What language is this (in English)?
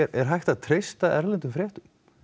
Icelandic